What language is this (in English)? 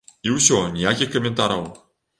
Belarusian